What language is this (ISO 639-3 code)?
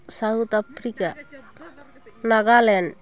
sat